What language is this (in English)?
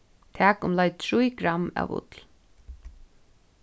Faroese